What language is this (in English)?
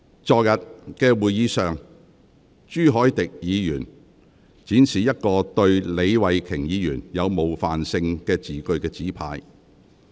Cantonese